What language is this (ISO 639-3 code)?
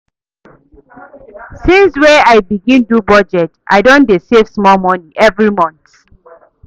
pcm